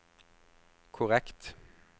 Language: Norwegian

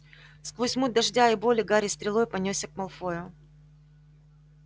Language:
Russian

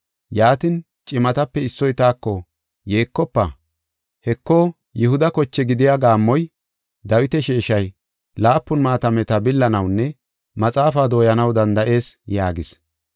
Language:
Gofa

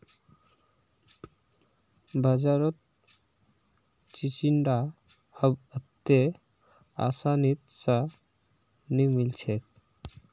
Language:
Magahi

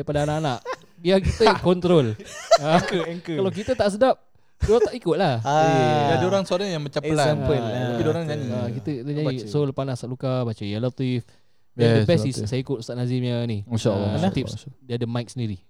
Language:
Malay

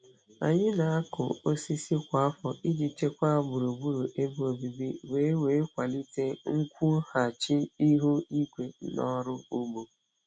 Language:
Igbo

